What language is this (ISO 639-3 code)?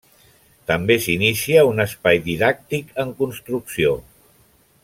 cat